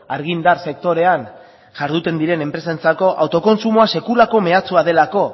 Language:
Basque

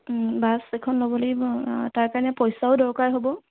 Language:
Assamese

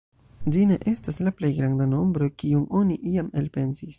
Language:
Esperanto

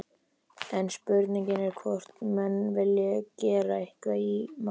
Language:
Icelandic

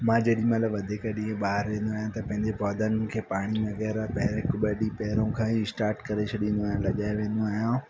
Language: Sindhi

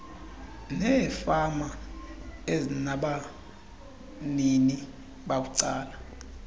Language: Xhosa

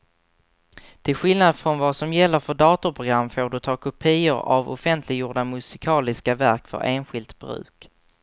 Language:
Swedish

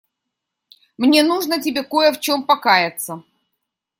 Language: Russian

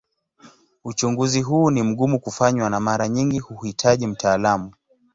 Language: Swahili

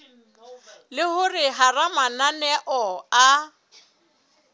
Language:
Southern Sotho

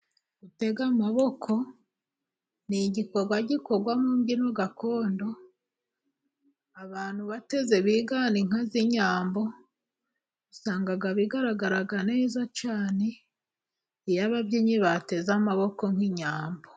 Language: Kinyarwanda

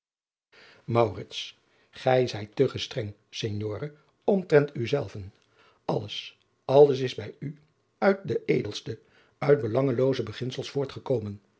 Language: Dutch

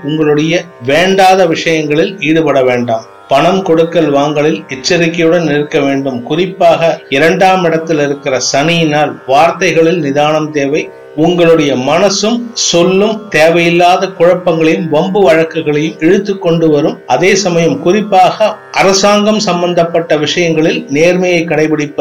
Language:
Tamil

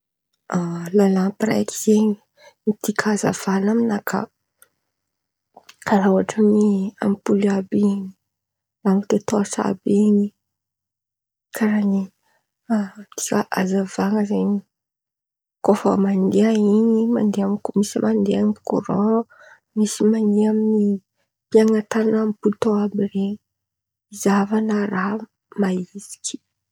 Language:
Antankarana Malagasy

